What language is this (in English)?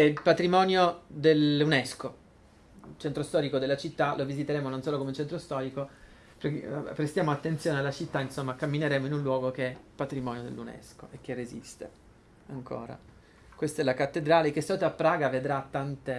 Italian